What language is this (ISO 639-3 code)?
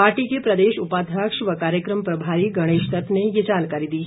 hin